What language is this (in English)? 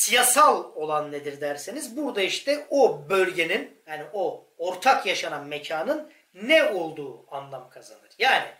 Turkish